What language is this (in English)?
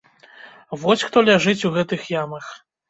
Belarusian